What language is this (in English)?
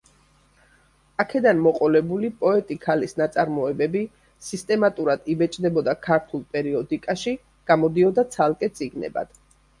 Georgian